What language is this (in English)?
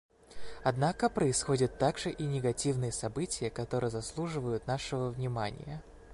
Russian